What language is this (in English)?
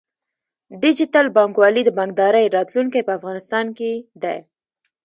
Pashto